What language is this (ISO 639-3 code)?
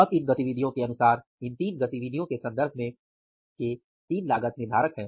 hin